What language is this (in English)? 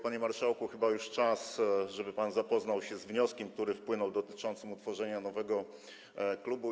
Polish